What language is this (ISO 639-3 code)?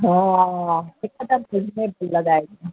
snd